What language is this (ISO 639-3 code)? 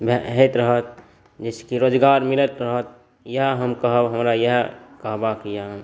mai